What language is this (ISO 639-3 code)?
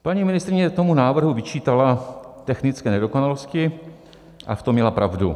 ces